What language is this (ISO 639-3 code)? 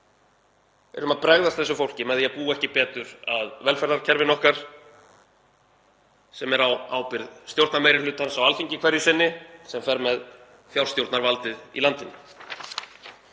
isl